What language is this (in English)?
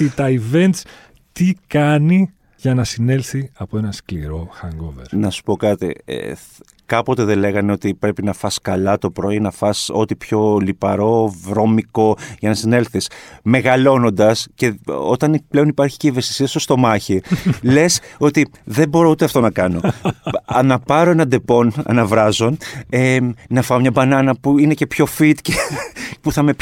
Greek